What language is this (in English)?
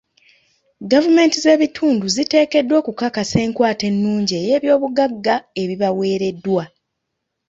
Ganda